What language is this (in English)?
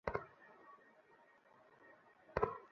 Bangla